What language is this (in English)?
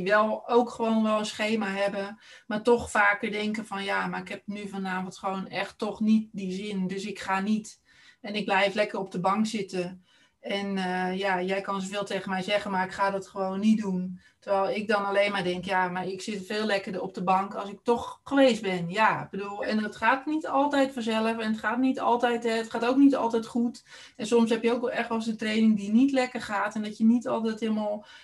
Dutch